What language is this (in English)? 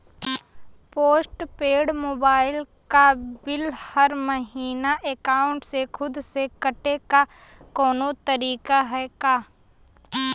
Bhojpuri